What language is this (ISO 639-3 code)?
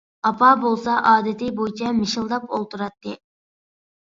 uig